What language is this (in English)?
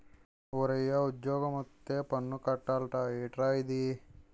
Telugu